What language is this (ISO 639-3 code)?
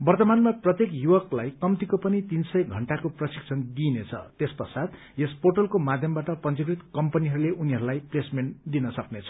nep